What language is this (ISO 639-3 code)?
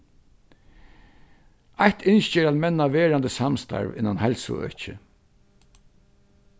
fao